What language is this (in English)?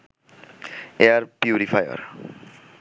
Bangla